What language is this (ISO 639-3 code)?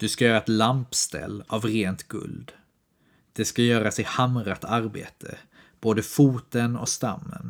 swe